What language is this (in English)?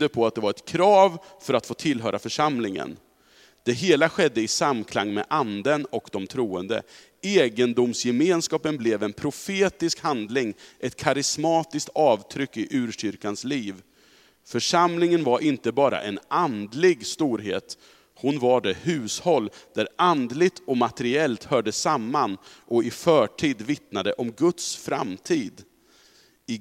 Swedish